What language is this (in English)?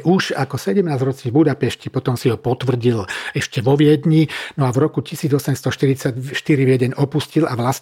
Slovak